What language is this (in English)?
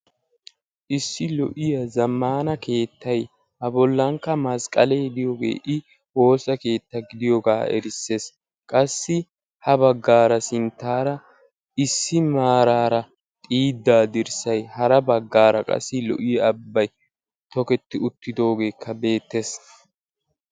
Wolaytta